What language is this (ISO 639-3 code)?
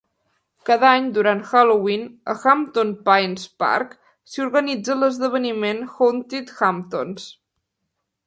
cat